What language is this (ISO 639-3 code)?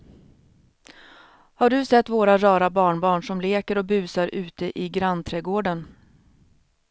swe